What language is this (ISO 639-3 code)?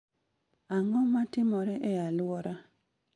luo